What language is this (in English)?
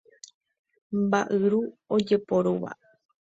Guarani